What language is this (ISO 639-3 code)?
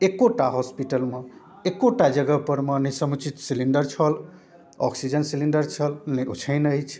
mai